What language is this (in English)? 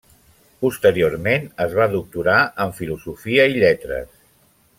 Catalan